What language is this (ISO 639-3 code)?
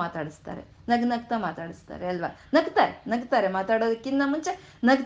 kan